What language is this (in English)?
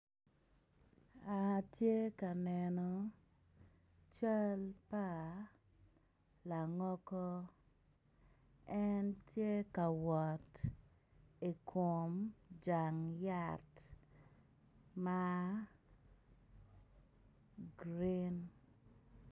Acoli